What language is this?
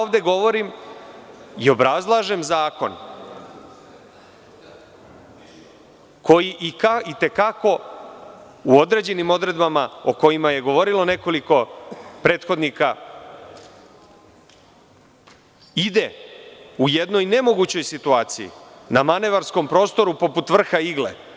Serbian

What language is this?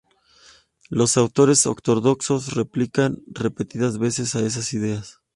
Spanish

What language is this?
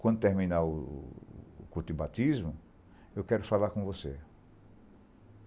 Portuguese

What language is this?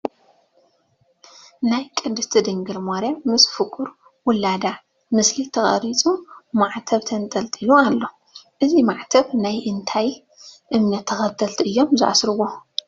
Tigrinya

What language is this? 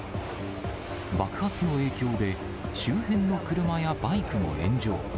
Japanese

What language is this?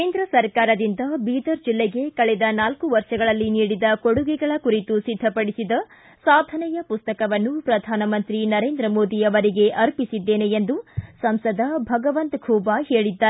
Kannada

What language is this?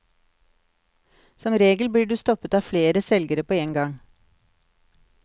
Norwegian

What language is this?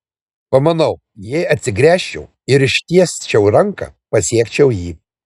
Lithuanian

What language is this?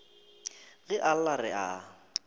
Northern Sotho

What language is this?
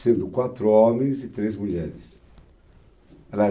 Portuguese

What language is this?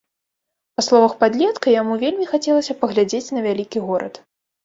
Belarusian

